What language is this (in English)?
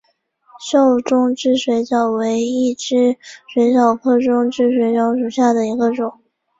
Chinese